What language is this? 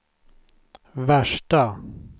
Swedish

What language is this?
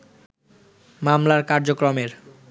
Bangla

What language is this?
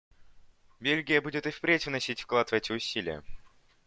Russian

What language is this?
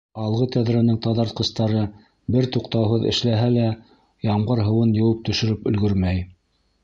Bashkir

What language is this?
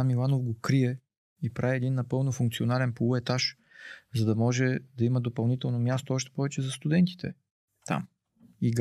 Bulgarian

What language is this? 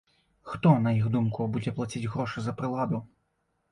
Belarusian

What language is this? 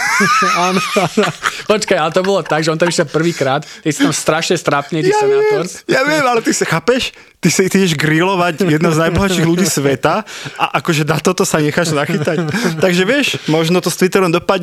Slovak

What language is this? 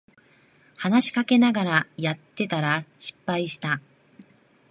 Japanese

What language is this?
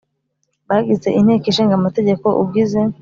Kinyarwanda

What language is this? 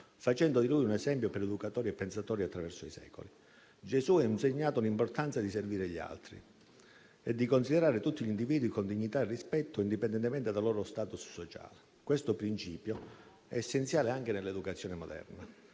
Italian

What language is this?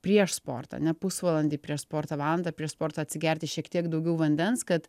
Lithuanian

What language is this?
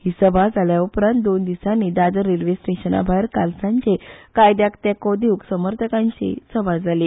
Konkani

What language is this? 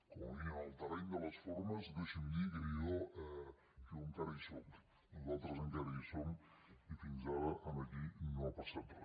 Catalan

